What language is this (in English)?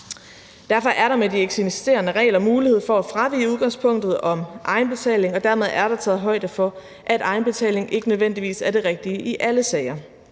Danish